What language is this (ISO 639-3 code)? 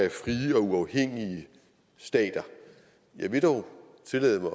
dan